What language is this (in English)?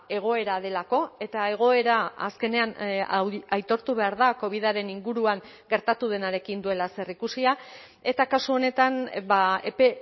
Basque